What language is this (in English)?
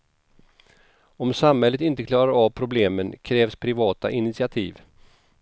Swedish